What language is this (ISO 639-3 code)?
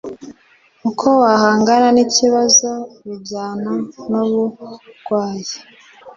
kin